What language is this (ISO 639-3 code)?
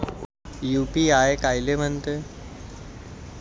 mar